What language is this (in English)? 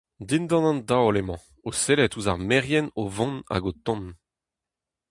Breton